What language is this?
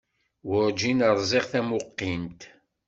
Kabyle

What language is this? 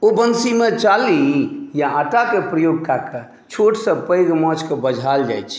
Maithili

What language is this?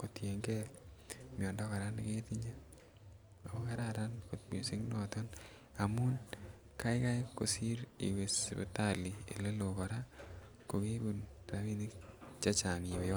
Kalenjin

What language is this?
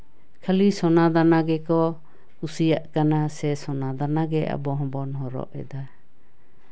Santali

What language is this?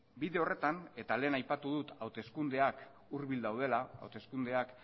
Basque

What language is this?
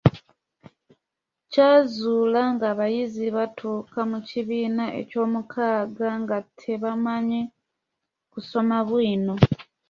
Ganda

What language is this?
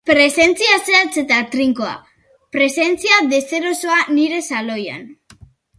Basque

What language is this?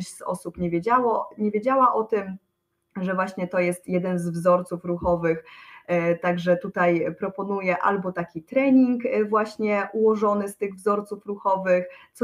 Polish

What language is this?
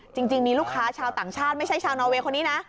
Thai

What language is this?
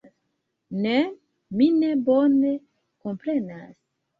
Esperanto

